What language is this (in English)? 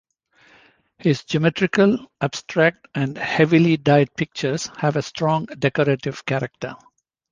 English